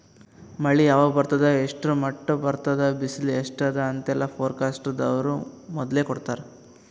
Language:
Kannada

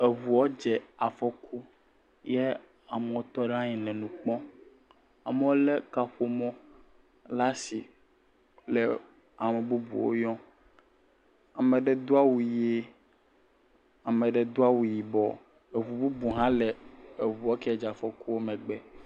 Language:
Ewe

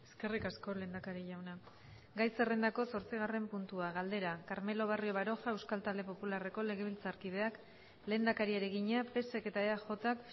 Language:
Basque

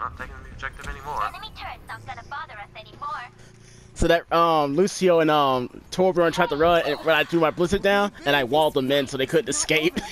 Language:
English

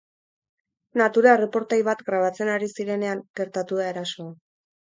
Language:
Basque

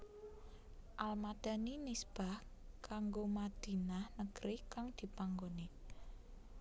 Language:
Javanese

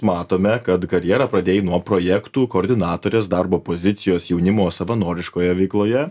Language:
Lithuanian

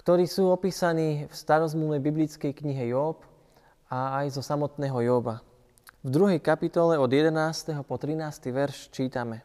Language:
Slovak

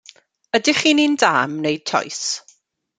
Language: Welsh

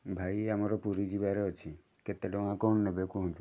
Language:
Odia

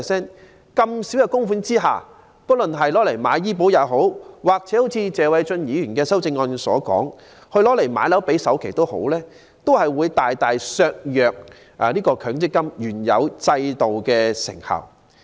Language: Cantonese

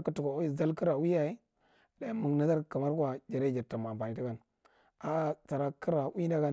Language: Marghi Central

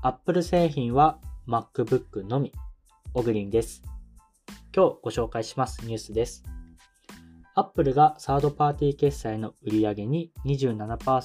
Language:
Japanese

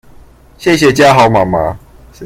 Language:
Chinese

